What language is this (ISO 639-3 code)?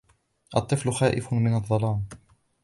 ara